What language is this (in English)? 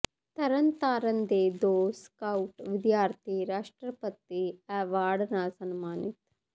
Punjabi